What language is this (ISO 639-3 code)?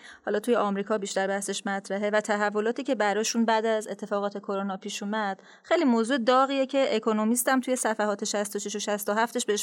fas